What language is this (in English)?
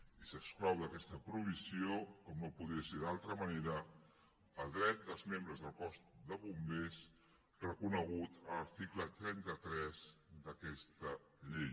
Catalan